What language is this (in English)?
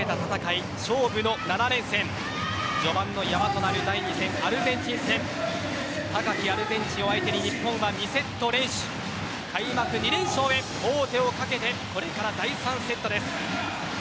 Japanese